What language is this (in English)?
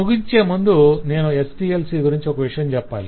Telugu